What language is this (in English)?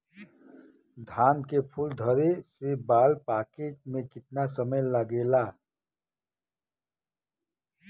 Bhojpuri